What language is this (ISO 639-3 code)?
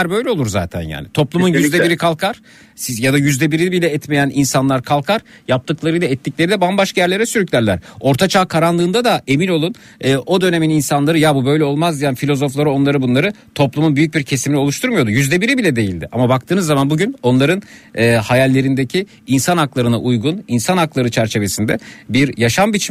tur